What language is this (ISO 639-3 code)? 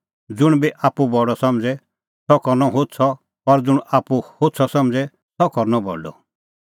kfx